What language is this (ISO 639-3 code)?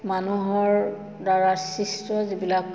asm